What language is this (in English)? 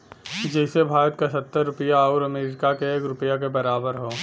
Bhojpuri